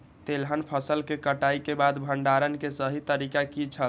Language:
Maithili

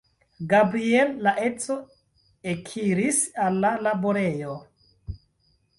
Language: Esperanto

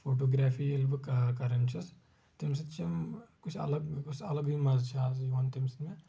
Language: Kashmiri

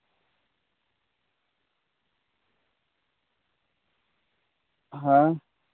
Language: Santali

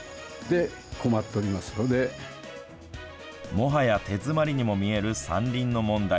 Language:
Japanese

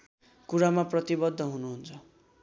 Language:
Nepali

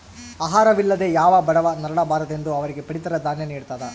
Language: Kannada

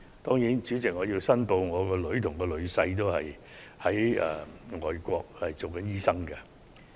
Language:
Cantonese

